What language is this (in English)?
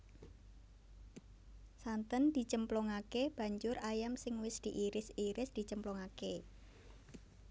Javanese